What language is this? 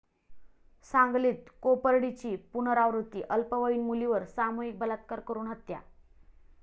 Marathi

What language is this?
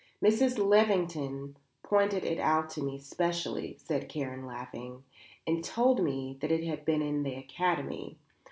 English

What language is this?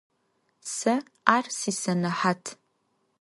Adyghe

